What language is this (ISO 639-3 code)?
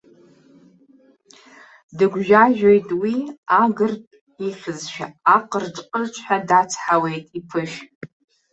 abk